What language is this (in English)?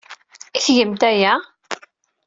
Kabyle